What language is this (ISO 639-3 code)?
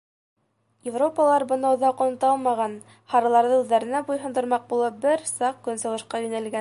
bak